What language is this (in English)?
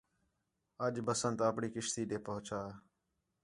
Khetrani